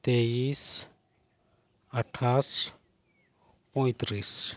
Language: Santali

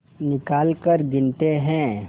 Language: Hindi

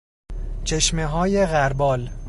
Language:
Persian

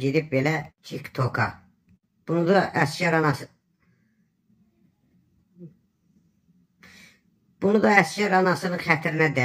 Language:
Turkish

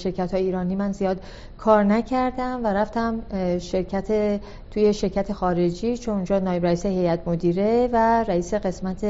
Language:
Persian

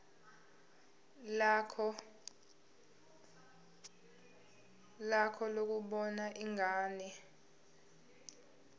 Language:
Zulu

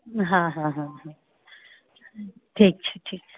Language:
Maithili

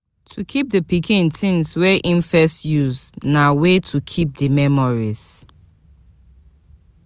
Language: Nigerian Pidgin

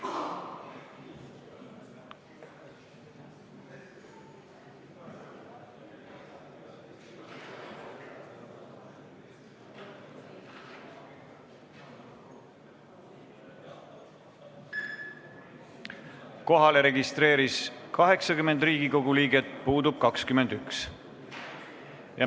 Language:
Estonian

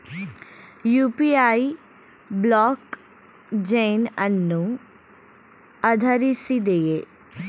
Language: Kannada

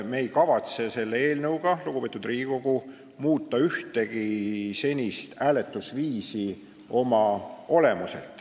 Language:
Estonian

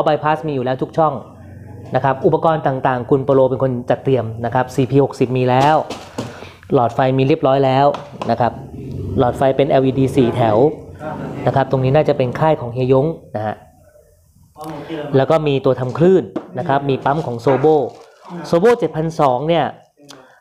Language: Thai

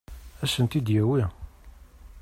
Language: Kabyle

